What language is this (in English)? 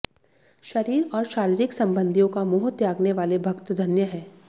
Hindi